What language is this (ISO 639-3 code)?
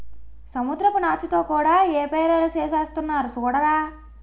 tel